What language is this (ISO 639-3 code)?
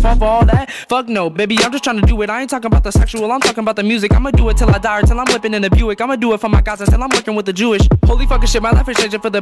eng